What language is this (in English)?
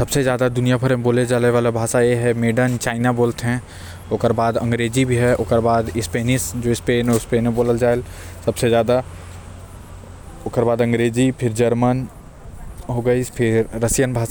Korwa